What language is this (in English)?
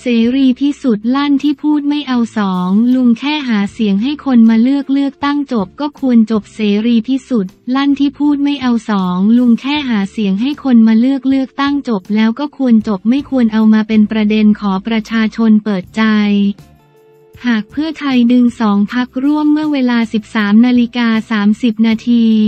Thai